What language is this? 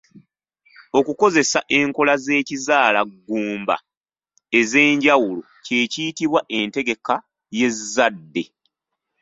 Ganda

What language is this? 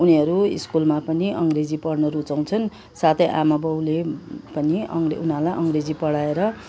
Nepali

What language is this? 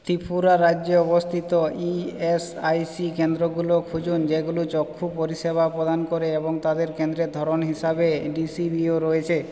Bangla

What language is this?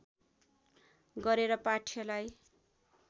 Nepali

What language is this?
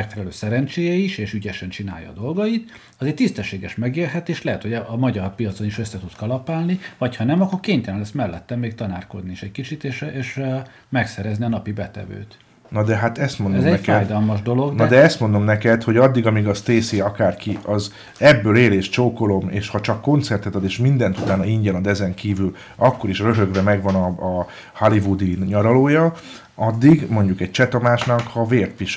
Hungarian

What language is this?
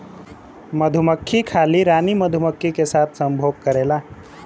Bhojpuri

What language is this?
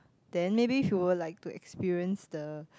English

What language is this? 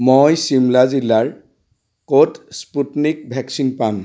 Assamese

